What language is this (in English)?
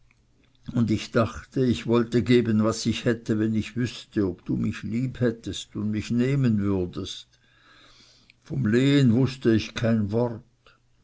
German